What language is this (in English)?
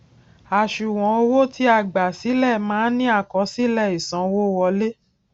Yoruba